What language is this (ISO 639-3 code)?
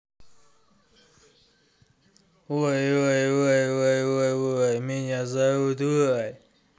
rus